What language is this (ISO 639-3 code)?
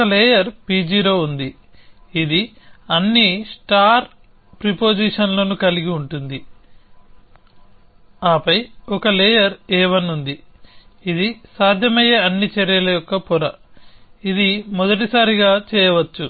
tel